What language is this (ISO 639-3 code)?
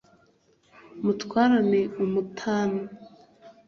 kin